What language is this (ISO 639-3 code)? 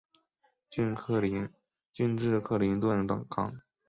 zho